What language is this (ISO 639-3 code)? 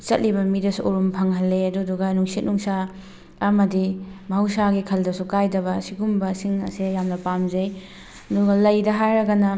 mni